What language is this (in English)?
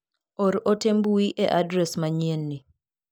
Luo (Kenya and Tanzania)